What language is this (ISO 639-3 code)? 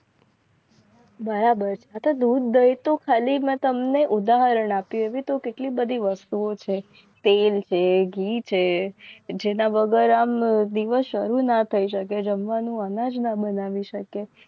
guj